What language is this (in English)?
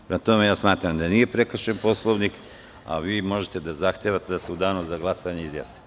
Serbian